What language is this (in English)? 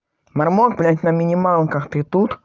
Russian